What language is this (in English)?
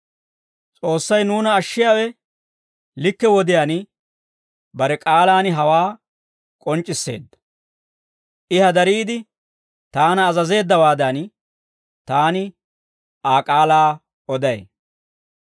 Dawro